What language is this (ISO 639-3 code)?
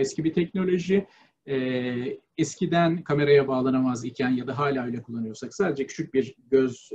tur